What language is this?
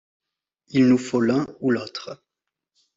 French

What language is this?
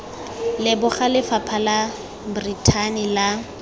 Tswana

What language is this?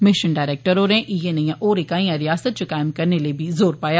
Dogri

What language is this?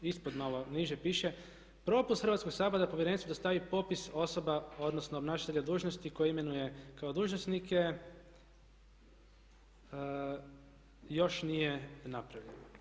Croatian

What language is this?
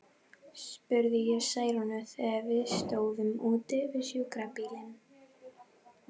Icelandic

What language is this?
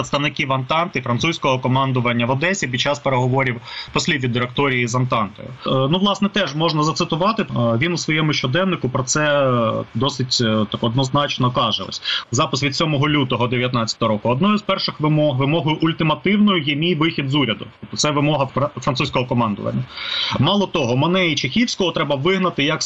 Ukrainian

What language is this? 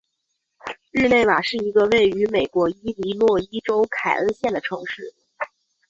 Chinese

